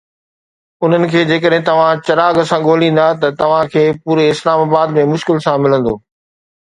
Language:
Sindhi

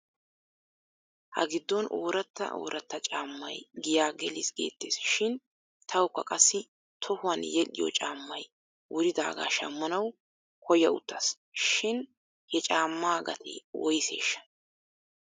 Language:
Wolaytta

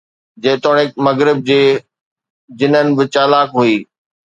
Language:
Sindhi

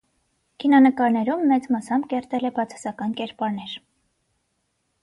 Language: Armenian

